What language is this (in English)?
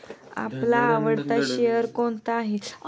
Marathi